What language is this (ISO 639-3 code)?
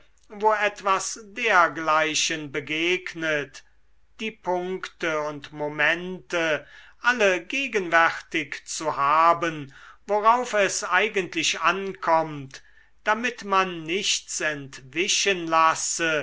deu